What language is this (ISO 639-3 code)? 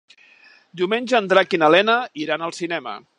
cat